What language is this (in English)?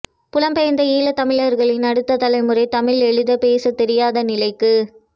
Tamil